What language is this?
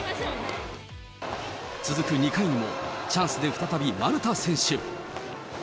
Japanese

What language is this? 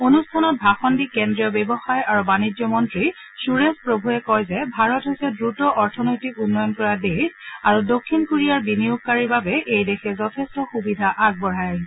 Assamese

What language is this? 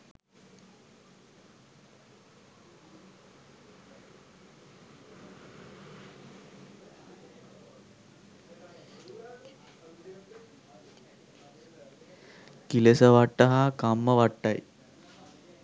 Sinhala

